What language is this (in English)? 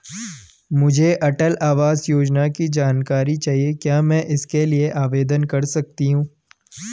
Hindi